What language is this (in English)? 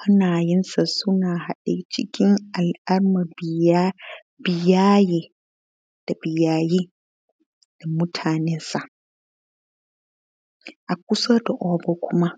Hausa